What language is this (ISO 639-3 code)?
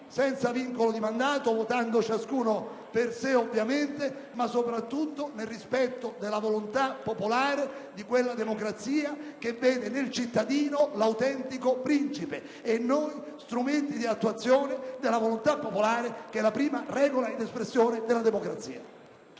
ita